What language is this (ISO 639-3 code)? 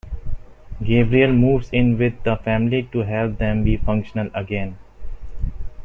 eng